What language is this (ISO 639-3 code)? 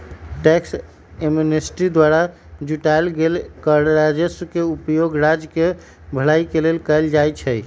mag